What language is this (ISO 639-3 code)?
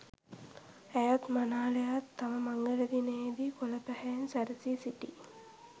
sin